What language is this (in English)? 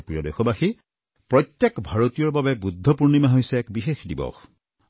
Assamese